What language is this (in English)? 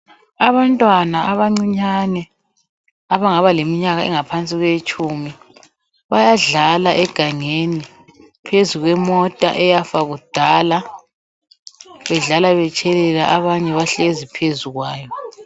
North Ndebele